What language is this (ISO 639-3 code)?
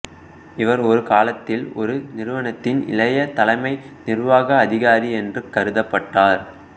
tam